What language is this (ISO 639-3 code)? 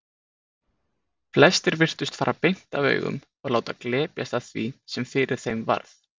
isl